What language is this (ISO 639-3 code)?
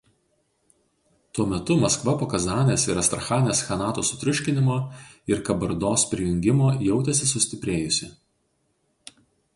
lit